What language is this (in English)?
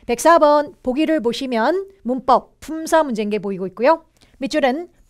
Korean